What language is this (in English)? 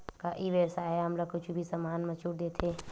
Chhattisgarhi